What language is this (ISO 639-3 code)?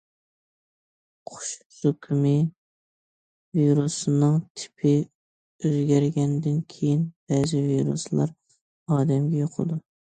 uig